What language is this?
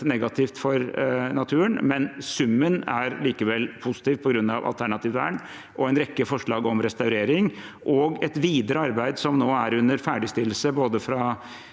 Norwegian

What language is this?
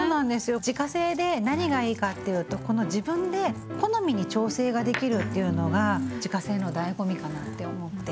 Japanese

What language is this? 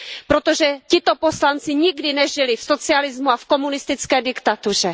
Czech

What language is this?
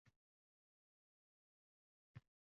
Uzbek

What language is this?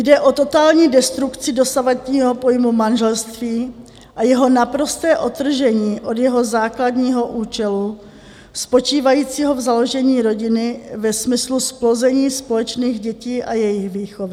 Czech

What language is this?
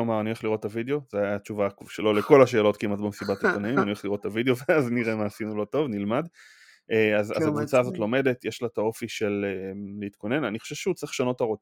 Hebrew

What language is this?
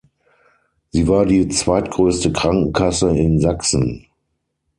German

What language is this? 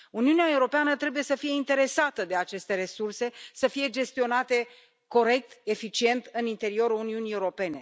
Romanian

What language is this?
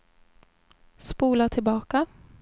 Swedish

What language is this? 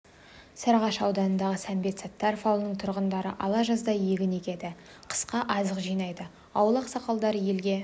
Kazakh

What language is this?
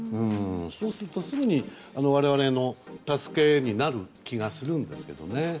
Japanese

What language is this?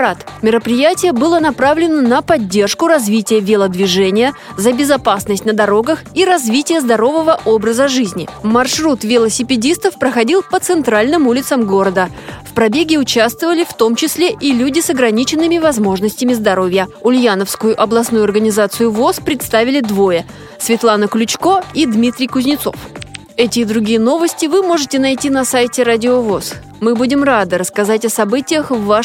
Russian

